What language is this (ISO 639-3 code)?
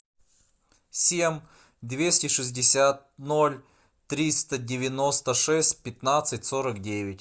rus